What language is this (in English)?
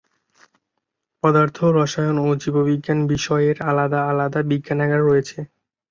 Bangla